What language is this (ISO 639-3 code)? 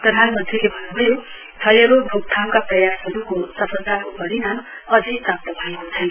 nep